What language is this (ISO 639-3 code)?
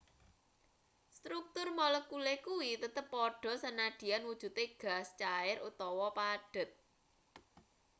jav